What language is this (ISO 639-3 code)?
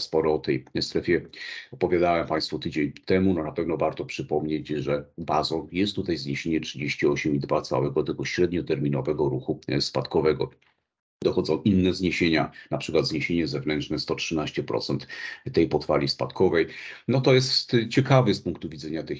pol